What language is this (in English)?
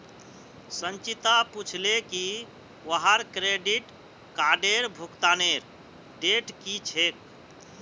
Magahi